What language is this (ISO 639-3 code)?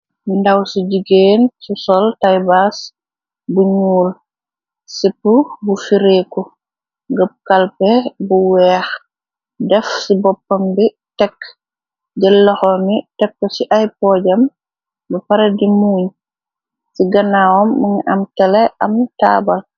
wol